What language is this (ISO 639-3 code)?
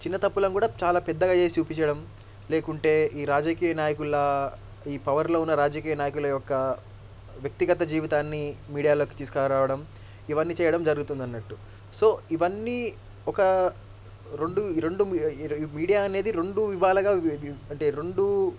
tel